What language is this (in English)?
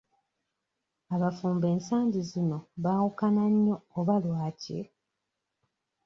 Ganda